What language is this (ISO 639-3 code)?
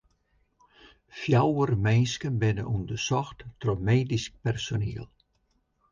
fry